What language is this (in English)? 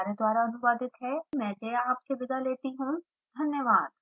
Hindi